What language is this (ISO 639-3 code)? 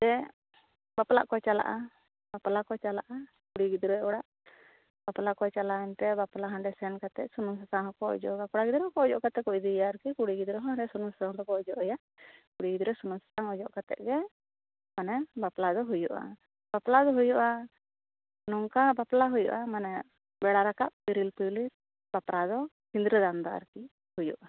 sat